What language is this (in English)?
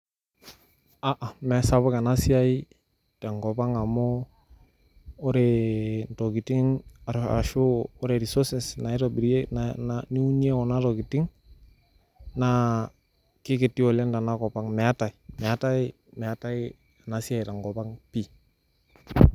Masai